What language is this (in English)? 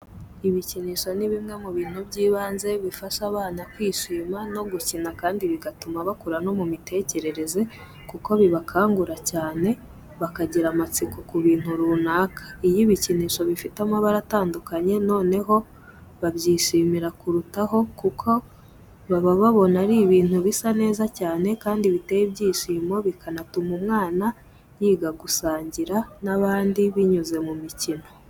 Kinyarwanda